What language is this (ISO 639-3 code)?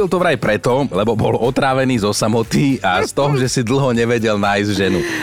slk